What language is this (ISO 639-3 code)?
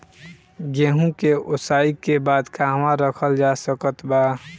bho